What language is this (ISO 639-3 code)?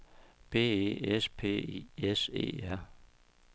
dan